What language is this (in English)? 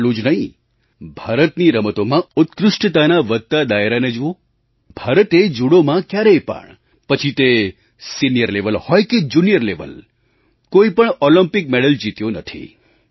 Gujarati